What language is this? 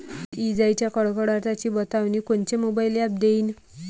Marathi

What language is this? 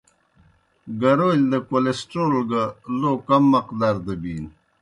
Kohistani Shina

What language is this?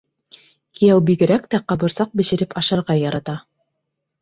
Bashkir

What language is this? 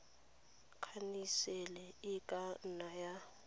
Tswana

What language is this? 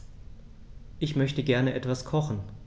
German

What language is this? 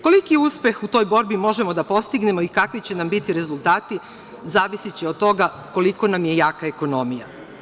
Serbian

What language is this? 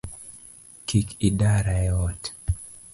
Luo (Kenya and Tanzania)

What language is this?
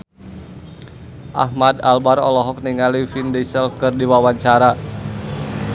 Sundanese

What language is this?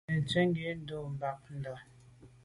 Medumba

